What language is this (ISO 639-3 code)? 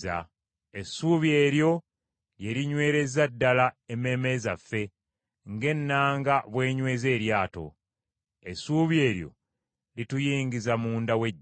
lug